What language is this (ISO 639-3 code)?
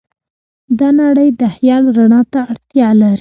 pus